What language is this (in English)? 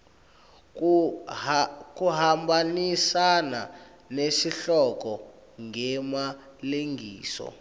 Swati